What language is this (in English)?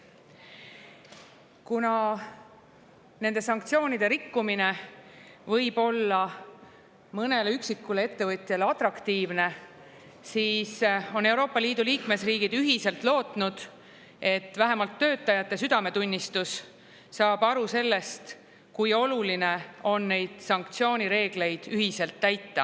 Estonian